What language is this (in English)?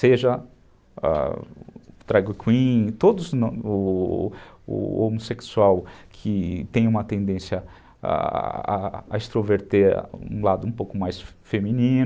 Portuguese